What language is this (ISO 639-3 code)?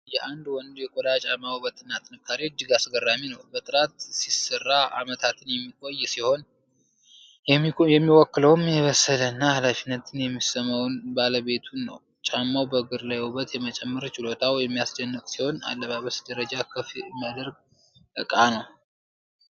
amh